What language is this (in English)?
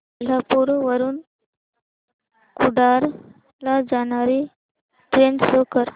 Marathi